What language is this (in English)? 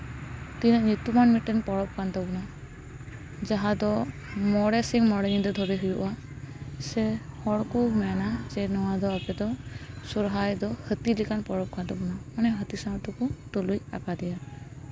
Santali